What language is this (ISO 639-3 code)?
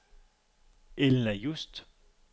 dan